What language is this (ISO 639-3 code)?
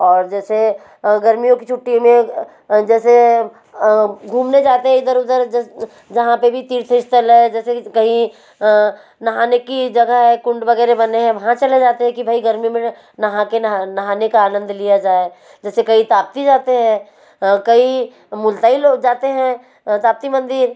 hin